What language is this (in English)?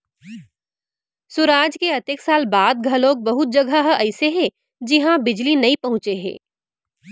Chhattisgarhi